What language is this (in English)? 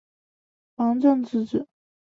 Chinese